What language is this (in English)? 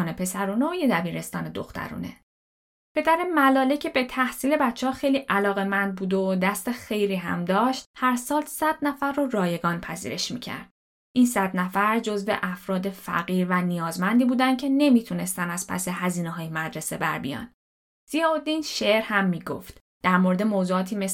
Persian